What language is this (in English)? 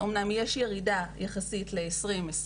Hebrew